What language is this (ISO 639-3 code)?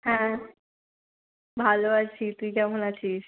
ben